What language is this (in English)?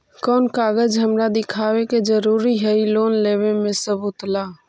Magahi